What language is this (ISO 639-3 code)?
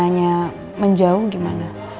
ind